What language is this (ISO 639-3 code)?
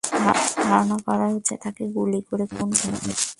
ben